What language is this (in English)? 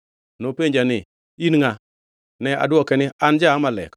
Luo (Kenya and Tanzania)